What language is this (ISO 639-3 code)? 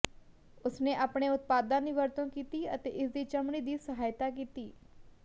pan